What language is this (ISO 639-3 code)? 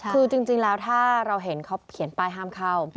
tha